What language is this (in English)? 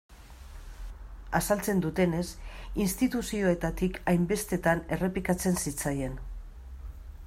Basque